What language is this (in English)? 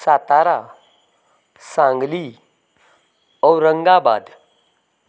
Konkani